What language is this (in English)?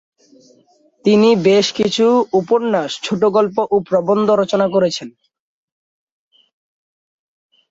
Bangla